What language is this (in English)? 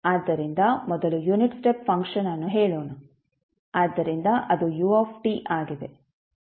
Kannada